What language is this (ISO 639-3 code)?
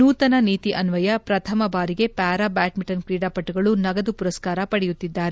kan